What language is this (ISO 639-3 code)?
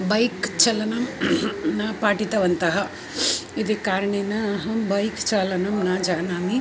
san